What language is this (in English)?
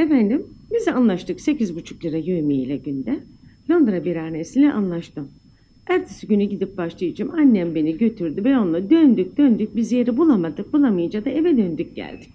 Turkish